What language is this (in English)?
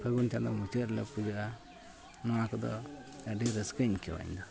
Santali